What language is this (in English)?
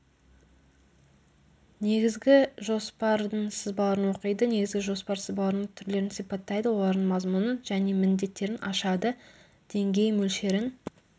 Kazakh